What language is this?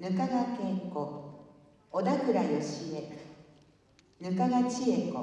Japanese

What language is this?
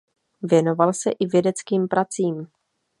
Czech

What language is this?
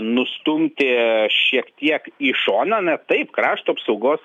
Lithuanian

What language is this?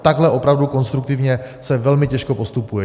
Czech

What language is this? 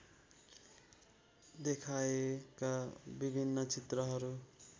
Nepali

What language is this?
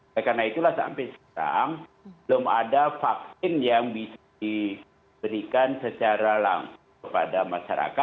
Indonesian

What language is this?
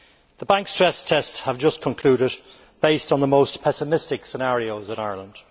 English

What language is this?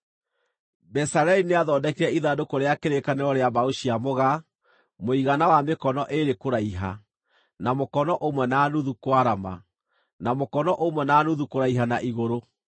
Kikuyu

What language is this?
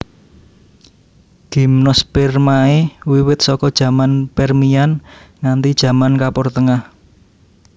Javanese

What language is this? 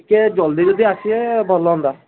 Odia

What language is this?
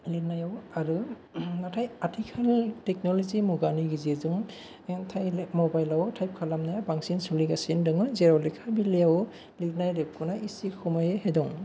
Bodo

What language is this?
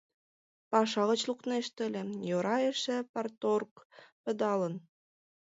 Mari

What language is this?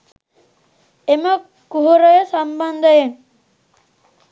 Sinhala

